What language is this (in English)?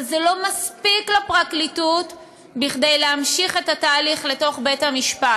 Hebrew